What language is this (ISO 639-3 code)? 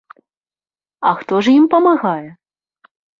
bel